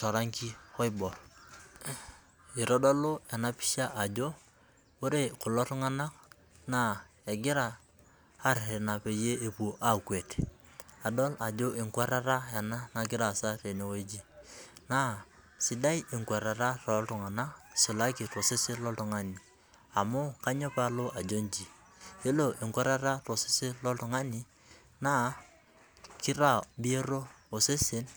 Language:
Masai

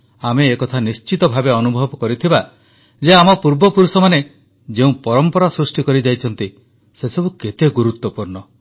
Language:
Odia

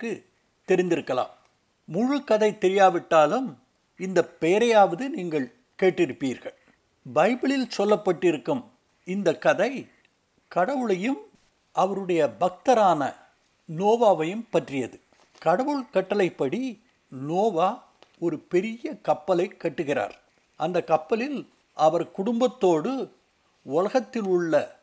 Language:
Tamil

